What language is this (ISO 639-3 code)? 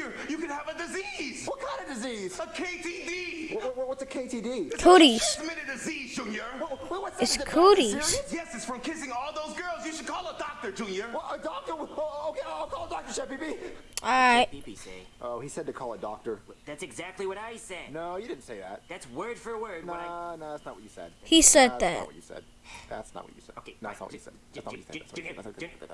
eng